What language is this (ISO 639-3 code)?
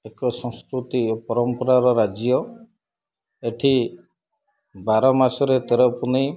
ori